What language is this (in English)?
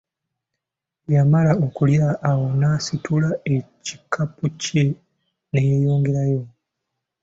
Ganda